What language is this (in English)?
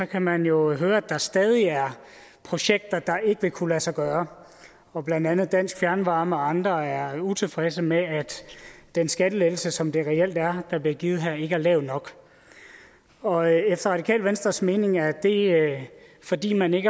Danish